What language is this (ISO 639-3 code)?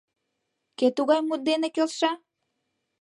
chm